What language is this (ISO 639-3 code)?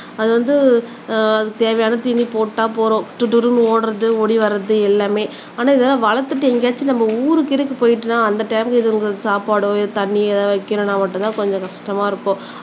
tam